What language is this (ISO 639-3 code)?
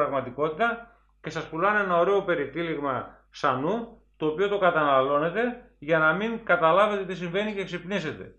ell